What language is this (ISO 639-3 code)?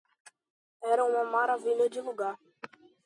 por